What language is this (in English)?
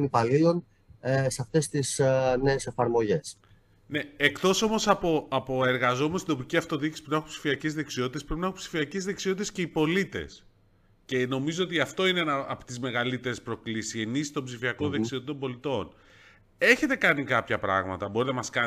Greek